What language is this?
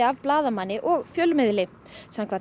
Icelandic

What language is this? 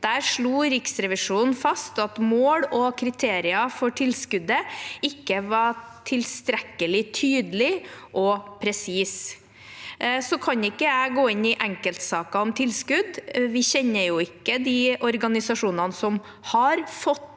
Norwegian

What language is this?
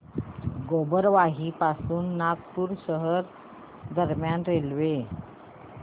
Marathi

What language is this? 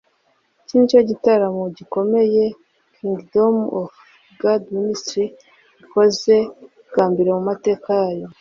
Kinyarwanda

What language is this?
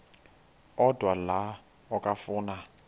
Xhosa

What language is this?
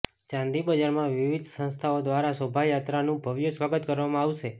Gujarati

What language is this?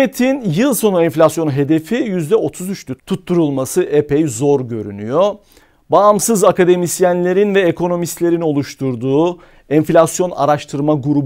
Turkish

